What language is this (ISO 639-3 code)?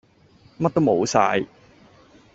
yue